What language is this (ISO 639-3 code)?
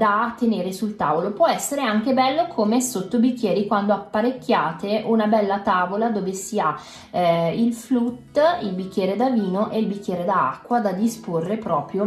ita